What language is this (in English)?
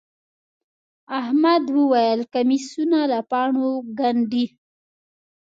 Pashto